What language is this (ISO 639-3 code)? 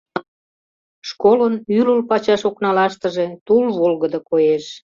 chm